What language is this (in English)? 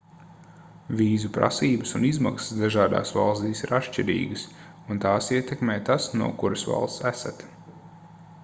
Latvian